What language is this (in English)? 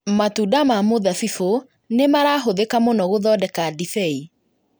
Kikuyu